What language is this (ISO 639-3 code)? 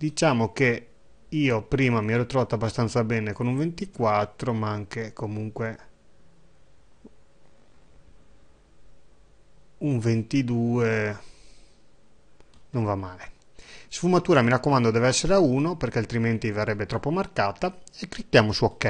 ita